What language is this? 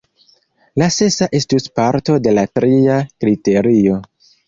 Esperanto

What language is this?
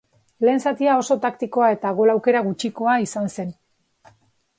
Basque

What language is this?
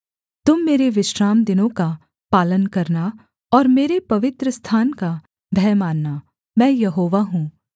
Hindi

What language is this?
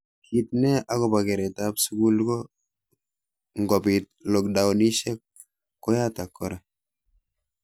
Kalenjin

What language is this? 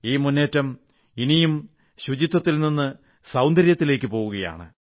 Malayalam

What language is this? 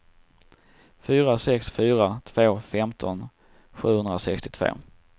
Swedish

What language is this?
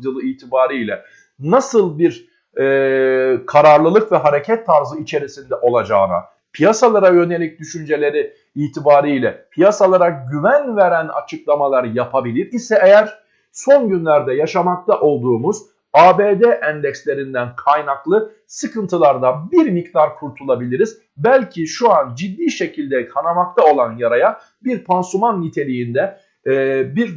Turkish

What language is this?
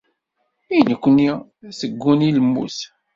Kabyle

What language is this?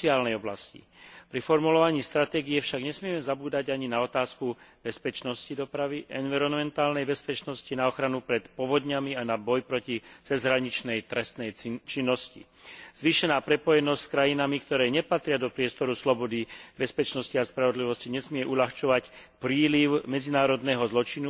Slovak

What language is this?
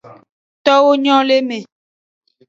Aja (Benin)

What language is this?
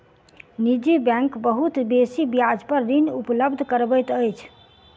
Maithili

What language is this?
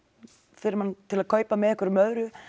Icelandic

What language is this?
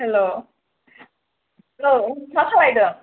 Bodo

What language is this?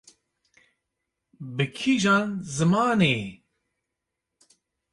Kurdish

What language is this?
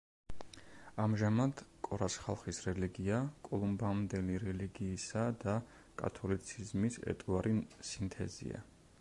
Georgian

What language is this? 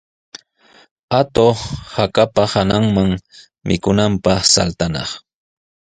Sihuas Ancash Quechua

